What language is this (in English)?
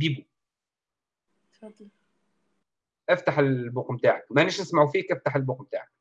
Arabic